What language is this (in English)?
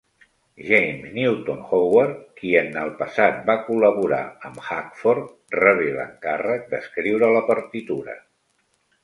Catalan